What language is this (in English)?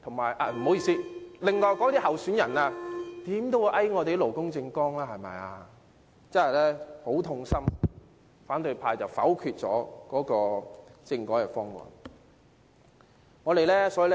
Cantonese